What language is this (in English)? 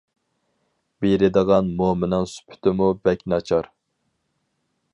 Uyghur